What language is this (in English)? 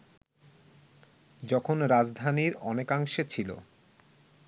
Bangla